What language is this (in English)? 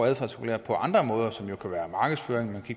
Danish